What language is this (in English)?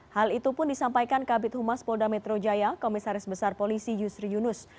Indonesian